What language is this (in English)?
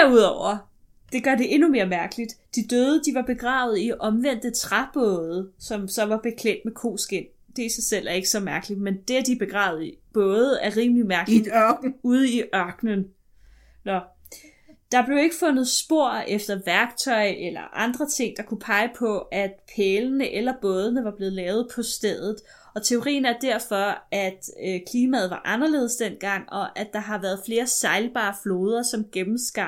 Danish